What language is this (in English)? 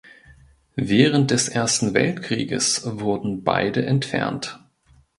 German